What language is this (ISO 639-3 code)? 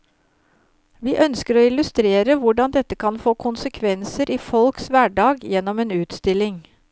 nor